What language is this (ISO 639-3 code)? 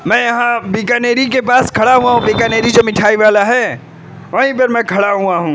urd